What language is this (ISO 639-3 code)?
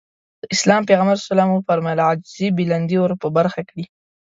pus